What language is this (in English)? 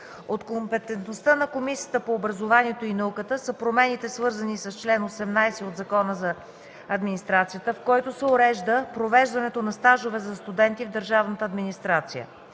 Bulgarian